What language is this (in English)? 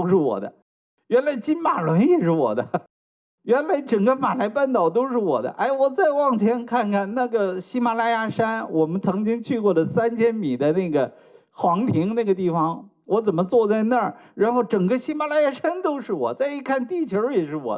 Chinese